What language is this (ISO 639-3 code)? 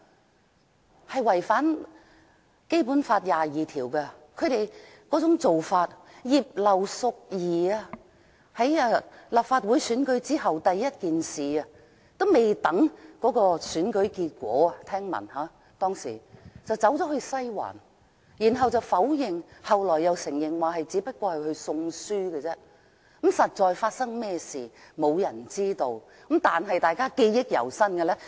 yue